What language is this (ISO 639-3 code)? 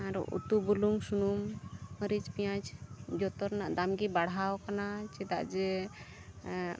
sat